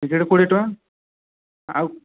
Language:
Odia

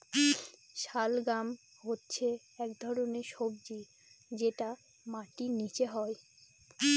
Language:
Bangla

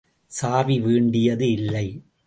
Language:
Tamil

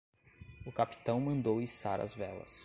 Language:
Portuguese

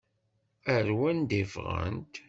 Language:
Kabyle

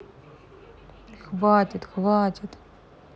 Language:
Russian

